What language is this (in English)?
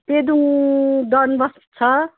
Nepali